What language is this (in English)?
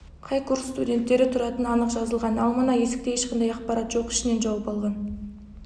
Kazakh